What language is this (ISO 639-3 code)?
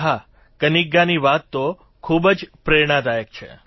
guj